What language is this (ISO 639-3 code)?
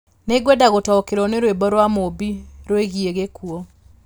kik